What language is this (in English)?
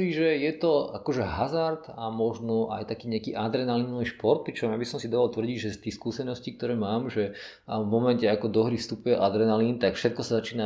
Slovak